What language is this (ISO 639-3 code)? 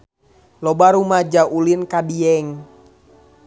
sun